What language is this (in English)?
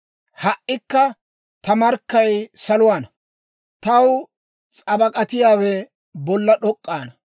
Dawro